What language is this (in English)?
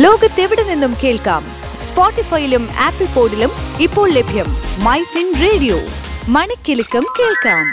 Malayalam